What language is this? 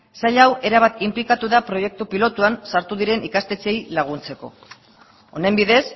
Basque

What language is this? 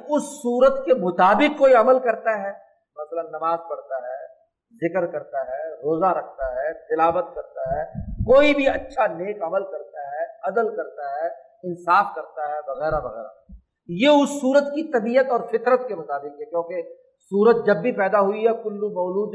Urdu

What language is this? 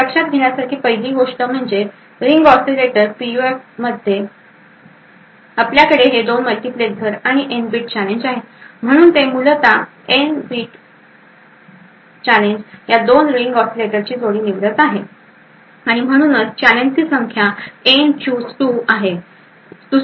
Marathi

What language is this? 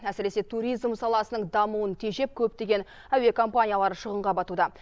Kazakh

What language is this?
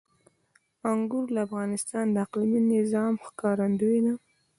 Pashto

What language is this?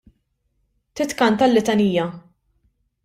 Maltese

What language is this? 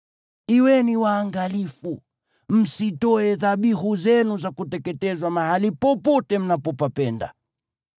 Swahili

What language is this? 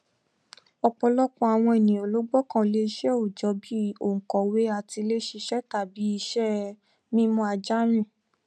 Yoruba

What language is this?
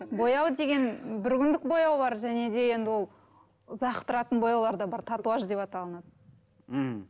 Kazakh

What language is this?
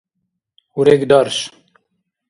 Dargwa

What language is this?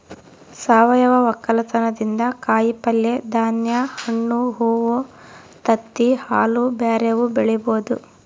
Kannada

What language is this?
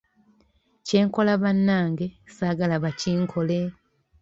Ganda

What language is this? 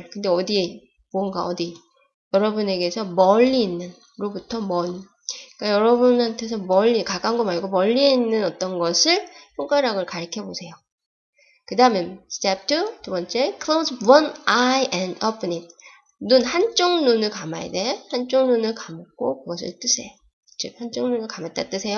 Korean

